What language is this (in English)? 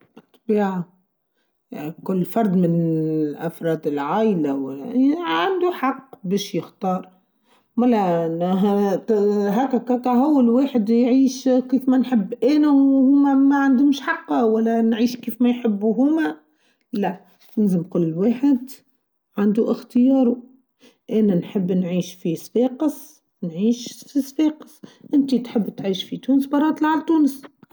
Tunisian Arabic